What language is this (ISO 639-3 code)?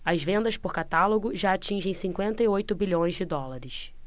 por